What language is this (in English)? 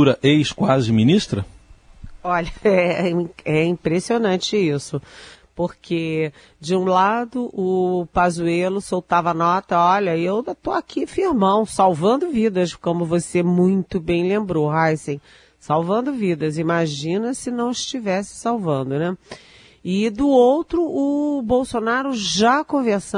Portuguese